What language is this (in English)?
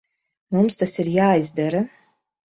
Latvian